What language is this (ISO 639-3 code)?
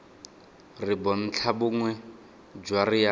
tsn